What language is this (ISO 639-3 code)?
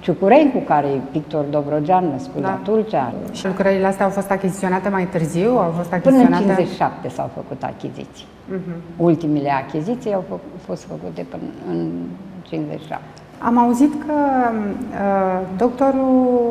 ron